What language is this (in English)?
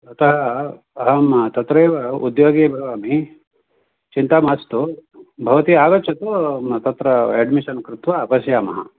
Sanskrit